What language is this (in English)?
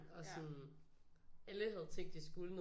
Danish